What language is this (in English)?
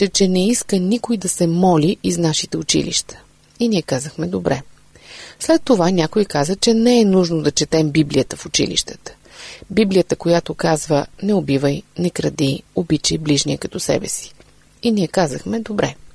Bulgarian